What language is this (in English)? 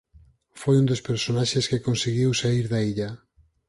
Galician